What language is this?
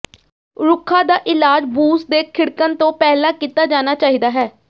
Punjabi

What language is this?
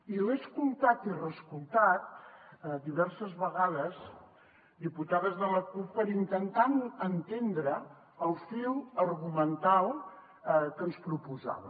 Catalan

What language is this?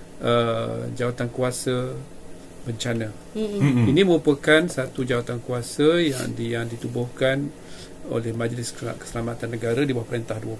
Malay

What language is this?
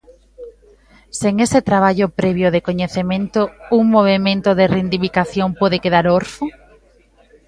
Galician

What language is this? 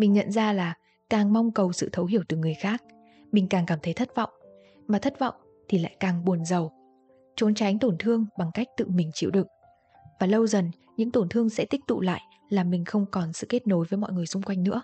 Vietnamese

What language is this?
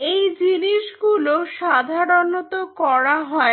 Bangla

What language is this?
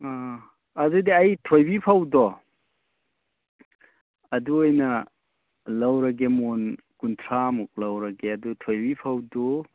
Manipuri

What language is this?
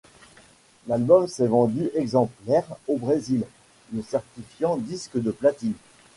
French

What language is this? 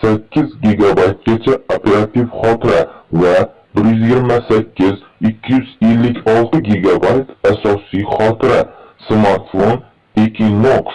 Turkish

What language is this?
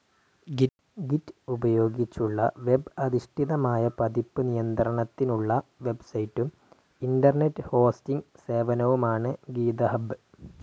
Malayalam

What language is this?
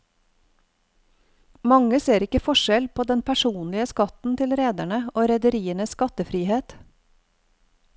Norwegian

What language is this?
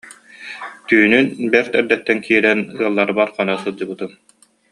Yakut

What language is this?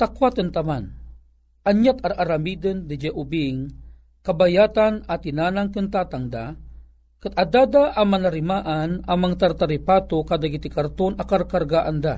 Filipino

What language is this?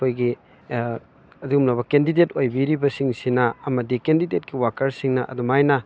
Manipuri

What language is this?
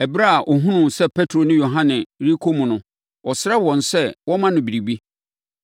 Akan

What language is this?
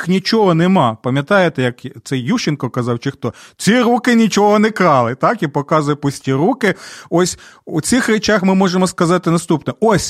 Ukrainian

